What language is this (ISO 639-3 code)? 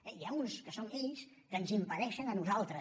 cat